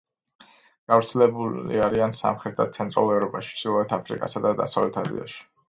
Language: Georgian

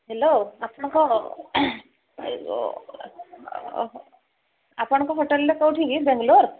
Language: Odia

